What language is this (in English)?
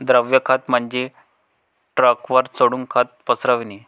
Marathi